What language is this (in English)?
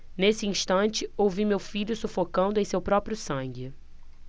Portuguese